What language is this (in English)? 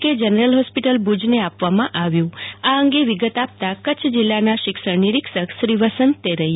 Gujarati